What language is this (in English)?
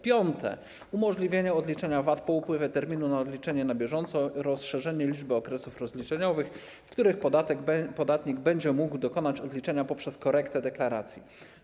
Polish